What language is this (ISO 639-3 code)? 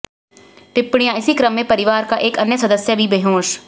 hin